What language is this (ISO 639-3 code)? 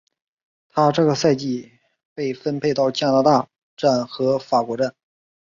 zho